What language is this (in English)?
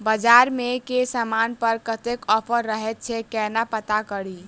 Maithili